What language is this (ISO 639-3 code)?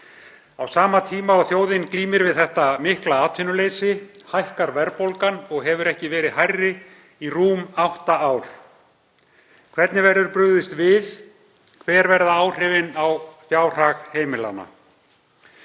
isl